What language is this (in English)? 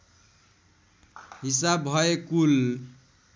Nepali